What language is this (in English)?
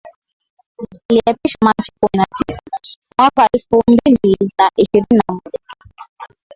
Swahili